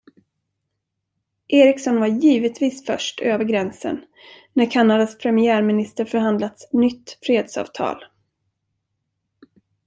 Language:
Swedish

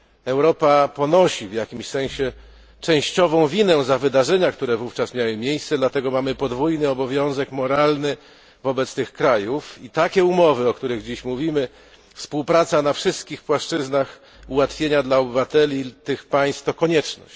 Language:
Polish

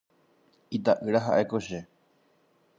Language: Guarani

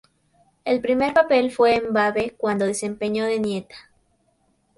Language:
Spanish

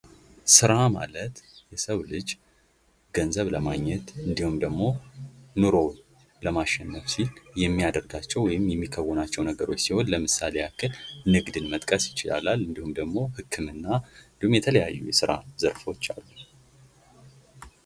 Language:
Amharic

